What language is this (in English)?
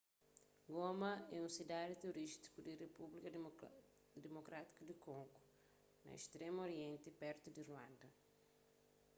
Kabuverdianu